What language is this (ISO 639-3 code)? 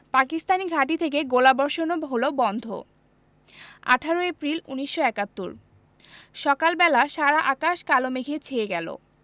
ben